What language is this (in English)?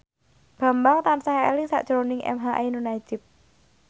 Javanese